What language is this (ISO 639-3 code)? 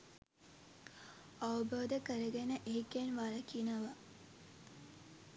sin